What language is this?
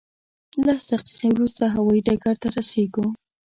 Pashto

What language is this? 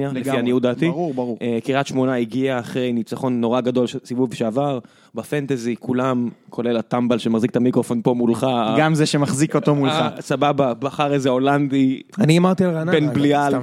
Hebrew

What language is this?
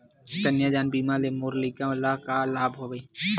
Chhattisgarhi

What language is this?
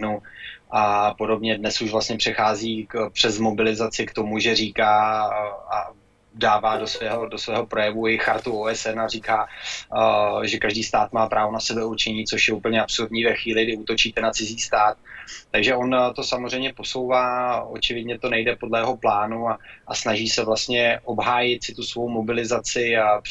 Czech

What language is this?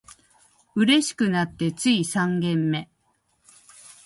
Japanese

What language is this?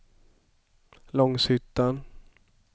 Swedish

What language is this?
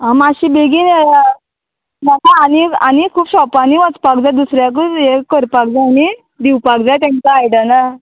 Konkani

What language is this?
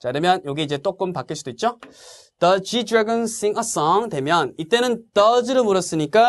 Korean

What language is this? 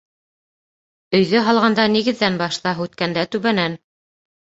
Bashkir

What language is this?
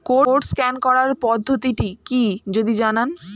Bangla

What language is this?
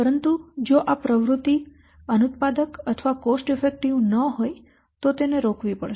Gujarati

